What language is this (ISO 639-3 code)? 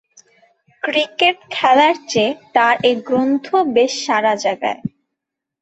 ben